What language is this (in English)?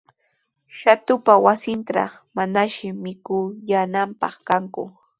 Sihuas Ancash Quechua